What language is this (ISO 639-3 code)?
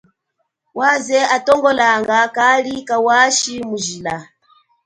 cjk